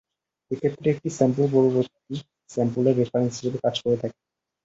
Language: Bangla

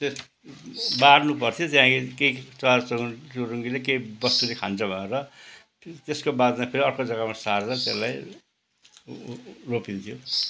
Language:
Nepali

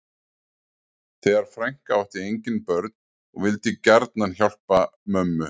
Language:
Icelandic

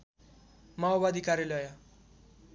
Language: Nepali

